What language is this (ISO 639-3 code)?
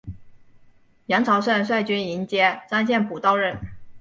zho